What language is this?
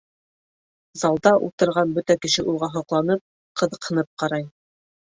Bashkir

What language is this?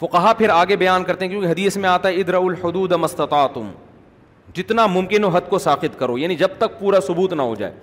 Urdu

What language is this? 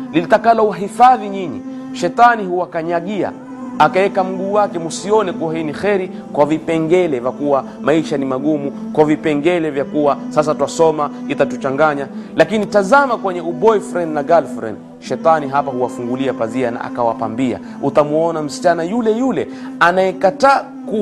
Swahili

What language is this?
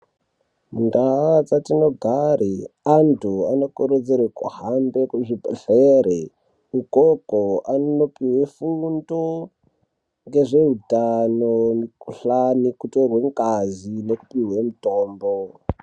Ndau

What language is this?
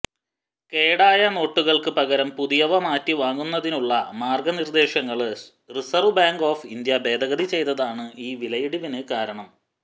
Malayalam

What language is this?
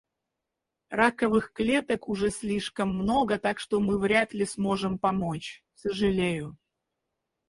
Russian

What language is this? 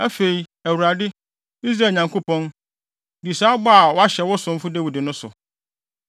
Akan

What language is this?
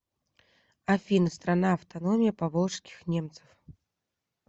Russian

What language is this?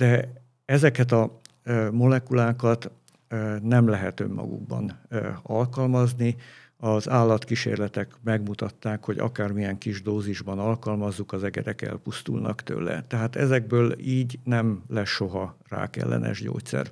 Hungarian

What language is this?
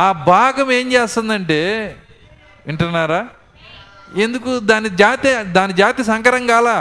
Telugu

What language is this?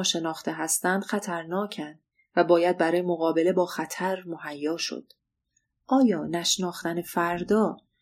Persian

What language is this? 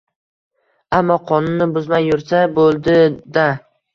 Uzbek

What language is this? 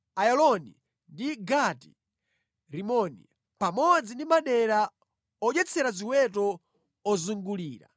Nyanja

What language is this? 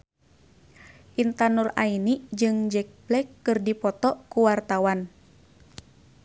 Sundanese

